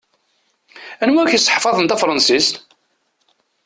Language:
Kabyle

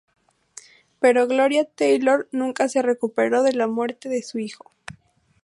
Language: Spanish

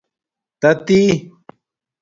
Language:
Domaaki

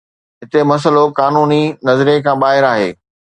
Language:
Sindhi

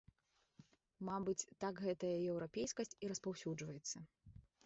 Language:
Belarusian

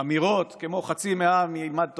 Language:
Hebrew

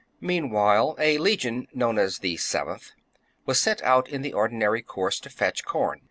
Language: English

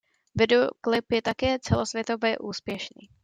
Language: Czech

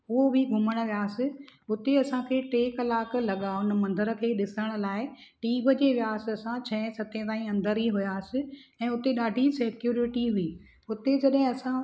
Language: Sindhi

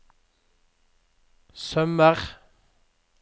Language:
Norwegian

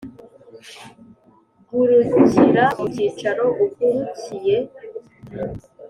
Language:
Kinyarwanda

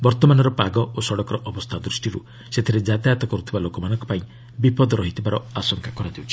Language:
Odia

